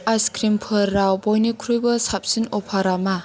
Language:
Bodo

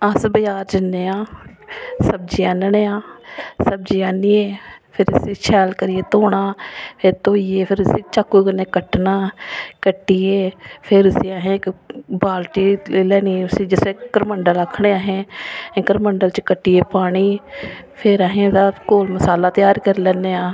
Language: Dogri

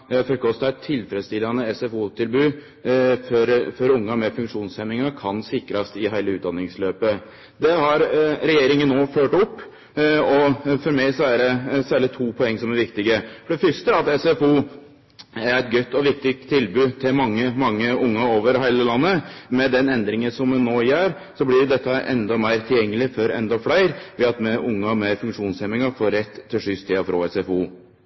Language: Norwegian Nynorsk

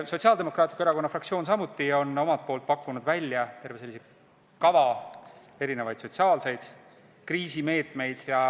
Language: Estonian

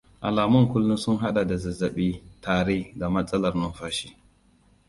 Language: Hausa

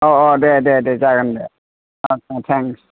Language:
Bodo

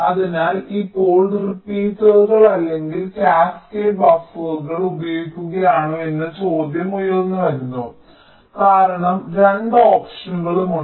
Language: Malayalam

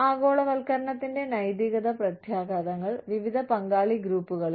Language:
Malayalam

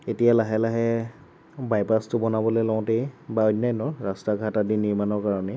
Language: Assamese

